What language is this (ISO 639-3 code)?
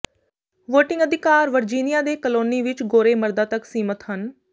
pan